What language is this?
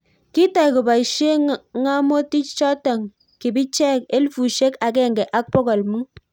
Kalenjin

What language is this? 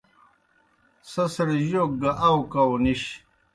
Kohistani Shina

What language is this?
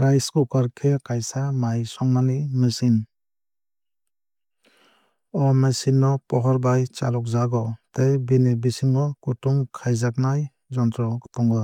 Kok Borok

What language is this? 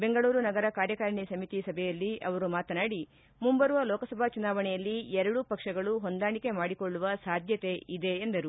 Kannada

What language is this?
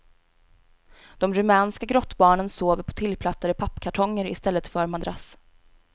Swedish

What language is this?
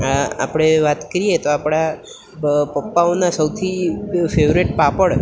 Gujarati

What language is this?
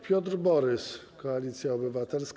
Polish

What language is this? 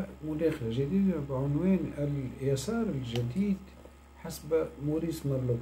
Arabic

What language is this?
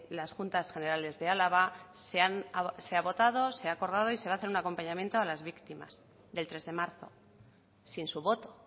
Spanish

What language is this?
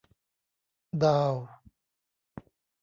Thai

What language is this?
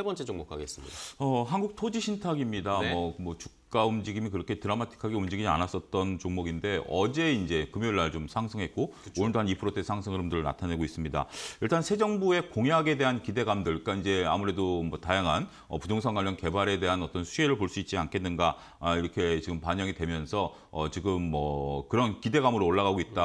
Korean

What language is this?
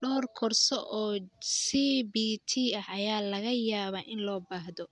Somali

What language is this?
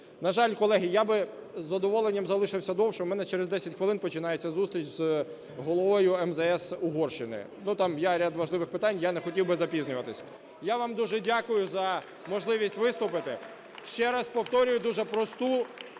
Ukrainian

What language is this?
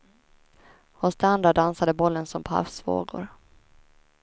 Swedish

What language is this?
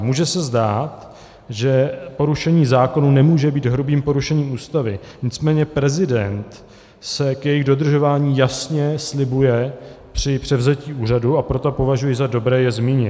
Czech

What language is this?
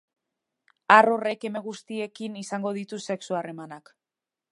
Basque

